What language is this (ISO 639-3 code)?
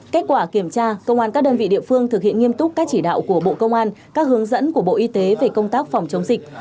vie